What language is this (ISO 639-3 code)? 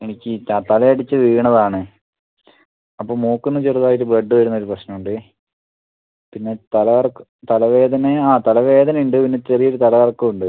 mal